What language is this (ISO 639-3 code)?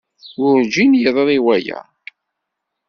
kab